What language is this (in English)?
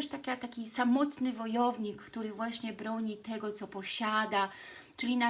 Polish